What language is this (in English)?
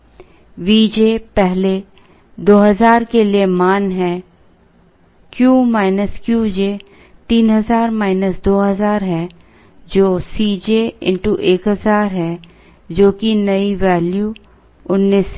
Hindi